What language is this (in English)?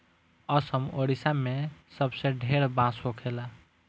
Bhojpuri